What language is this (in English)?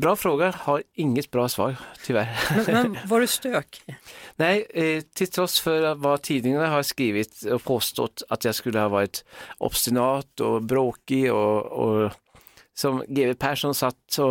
Swedish